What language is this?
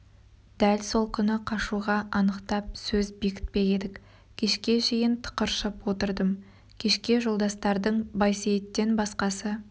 Kazakh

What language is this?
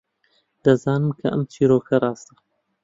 Central Kurdish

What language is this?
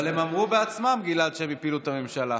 Hebrew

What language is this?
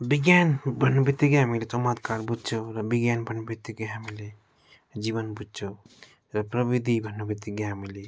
Nepali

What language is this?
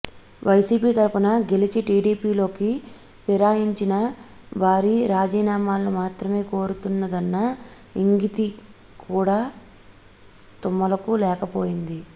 Telugu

